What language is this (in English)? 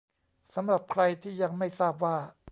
Thai